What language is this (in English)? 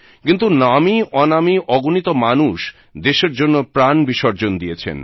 Bangla